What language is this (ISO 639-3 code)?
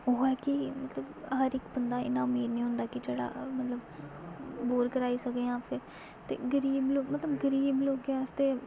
doi